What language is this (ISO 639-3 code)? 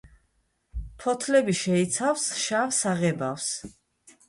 kat